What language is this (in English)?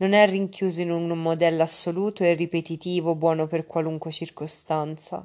Italian